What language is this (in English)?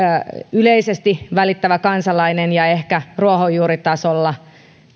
Finnish